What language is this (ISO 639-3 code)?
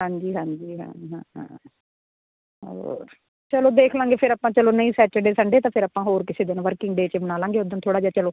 pan